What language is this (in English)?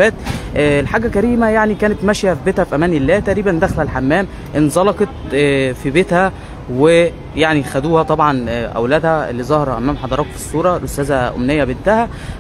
Arabic